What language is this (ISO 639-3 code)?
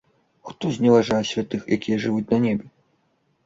bel